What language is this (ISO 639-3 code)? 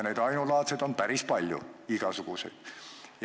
est